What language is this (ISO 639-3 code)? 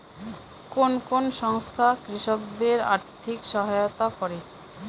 ben